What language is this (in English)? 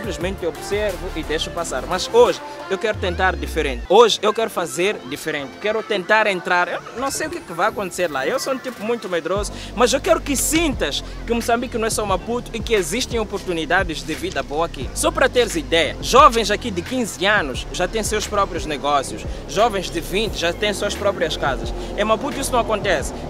Portuguese